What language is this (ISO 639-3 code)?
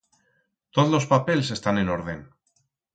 arg